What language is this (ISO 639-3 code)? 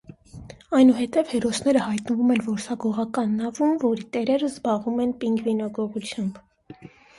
hye